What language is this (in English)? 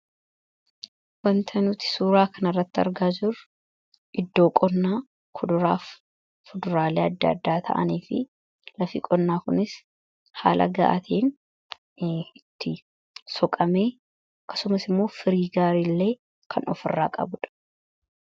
Oromo